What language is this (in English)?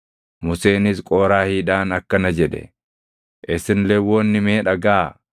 Oromo